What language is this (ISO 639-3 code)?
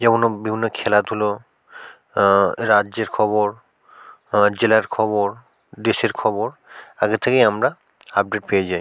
ben